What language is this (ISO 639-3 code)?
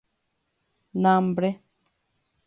grn